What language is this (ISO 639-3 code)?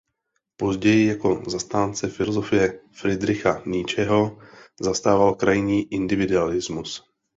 ces